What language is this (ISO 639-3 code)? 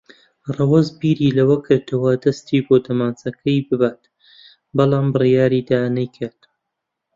ckb